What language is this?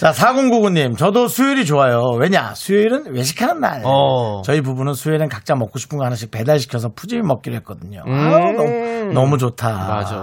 Korean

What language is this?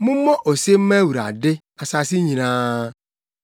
Akan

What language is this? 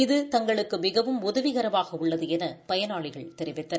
Tamil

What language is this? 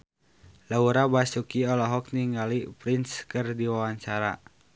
Sundanese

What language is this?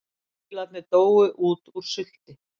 Icelandic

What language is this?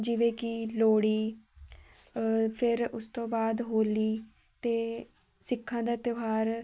Punjabi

